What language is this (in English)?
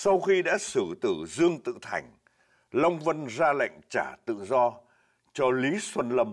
Vietnamese